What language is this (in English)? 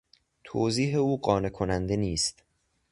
Persian